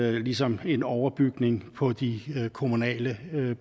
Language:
Danish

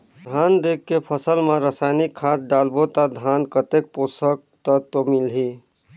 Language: Chhattisgarhi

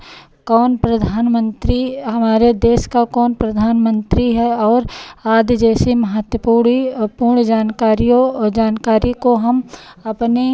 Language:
Hindi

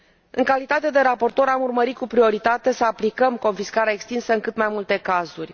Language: Romanian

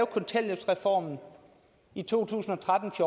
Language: Danish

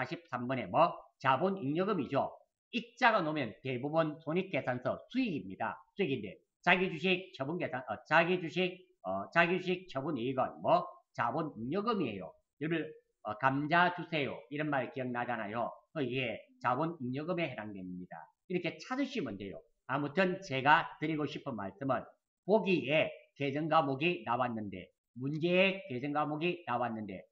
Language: Korean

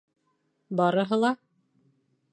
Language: Bashkir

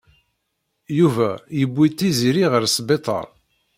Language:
Kabyle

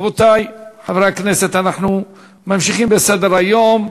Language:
Hebrew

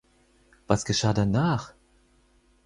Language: German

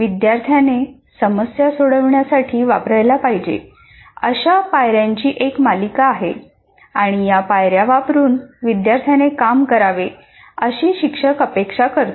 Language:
Marathi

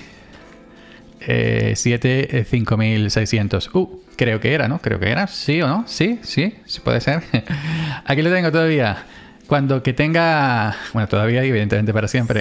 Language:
Spanish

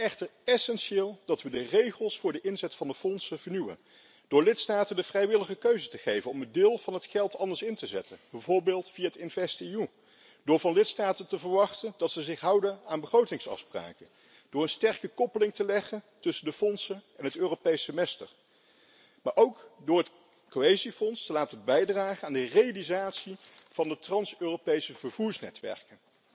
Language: Dutch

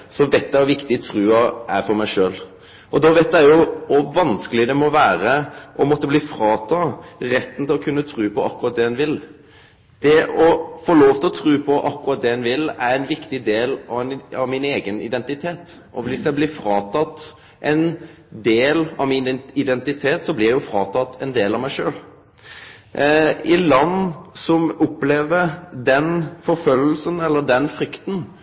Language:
Norwegian Nynorsk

